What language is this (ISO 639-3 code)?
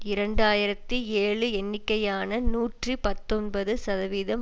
tam